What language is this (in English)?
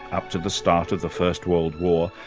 English